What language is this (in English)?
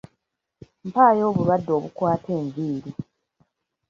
Ganda